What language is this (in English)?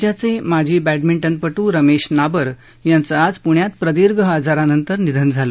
Marathi